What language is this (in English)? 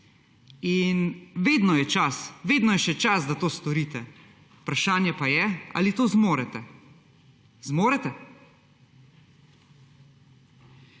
Slovenian